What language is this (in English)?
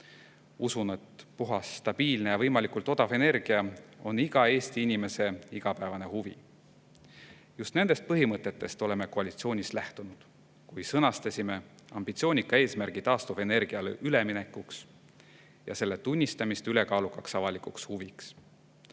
Estonian